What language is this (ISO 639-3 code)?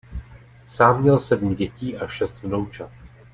ces